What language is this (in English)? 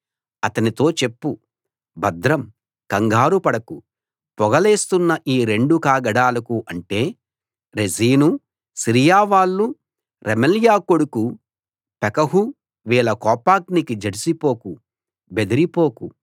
Telugu